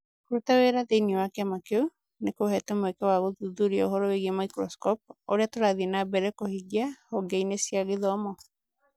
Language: Kikuyu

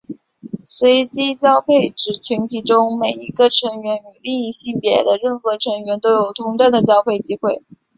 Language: Chinese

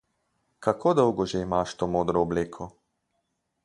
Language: Slovenian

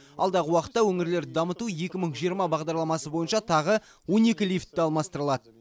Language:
Kazakh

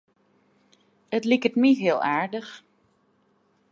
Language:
Western Frisian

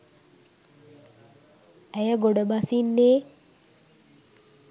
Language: Sinhala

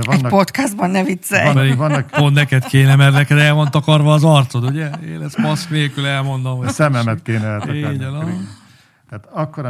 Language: Hungarian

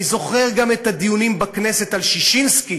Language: Hebrew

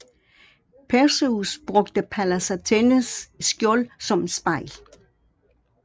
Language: Danish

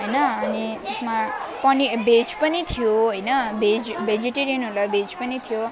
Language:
Nepali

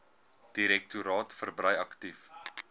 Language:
Afrikaans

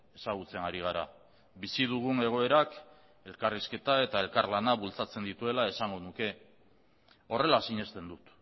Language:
Basque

